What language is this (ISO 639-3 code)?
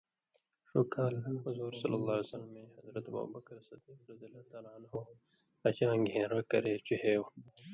mvy